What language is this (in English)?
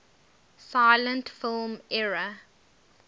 English